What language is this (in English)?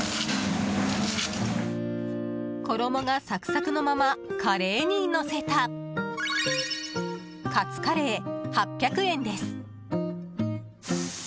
Japanese